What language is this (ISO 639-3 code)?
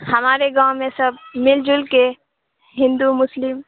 urd